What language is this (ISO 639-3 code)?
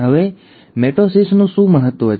guj